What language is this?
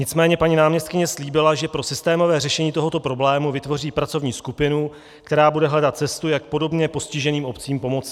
Czech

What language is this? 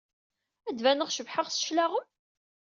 Kabyle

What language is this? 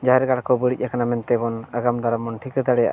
Santali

